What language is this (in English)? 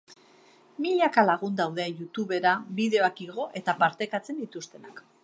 Basque